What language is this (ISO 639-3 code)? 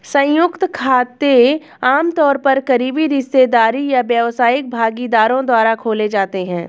hin